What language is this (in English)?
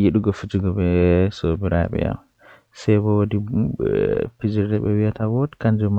Western Niger Fulfulde